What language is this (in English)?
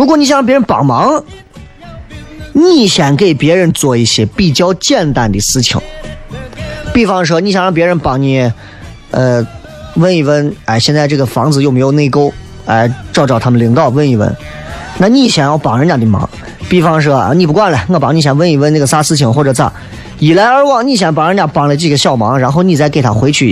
Chinese